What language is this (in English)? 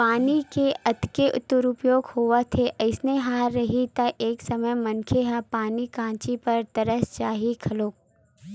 Chhattisgarhi